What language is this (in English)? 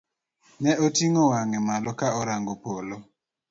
Luo (Kenya and Tanzania)